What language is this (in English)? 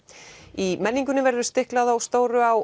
Icelandic